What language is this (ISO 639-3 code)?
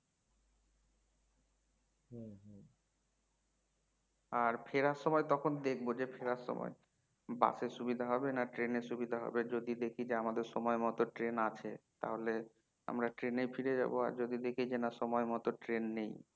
ben